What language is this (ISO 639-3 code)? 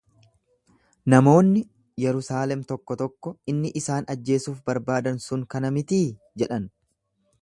orm